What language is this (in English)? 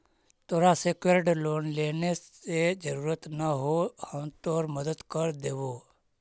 Magahi